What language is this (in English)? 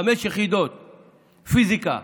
Hebrew